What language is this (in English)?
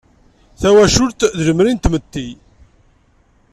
Kabyle